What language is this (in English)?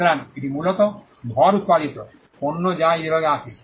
Bangla